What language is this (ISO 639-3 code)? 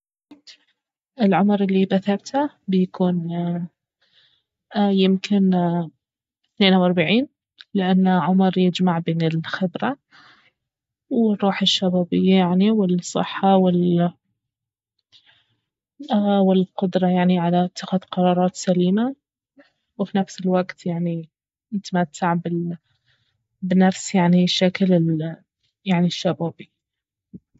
abv